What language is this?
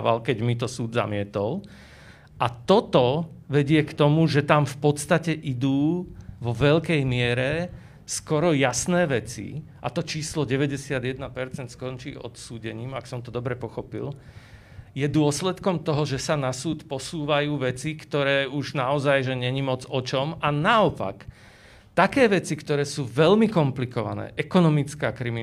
Slovak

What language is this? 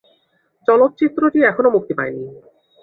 Bangla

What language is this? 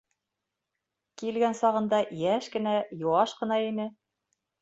Bashkir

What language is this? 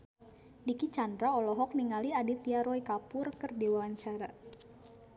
Sundanese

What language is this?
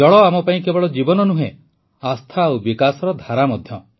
Odia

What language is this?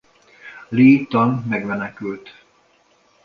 Hungarian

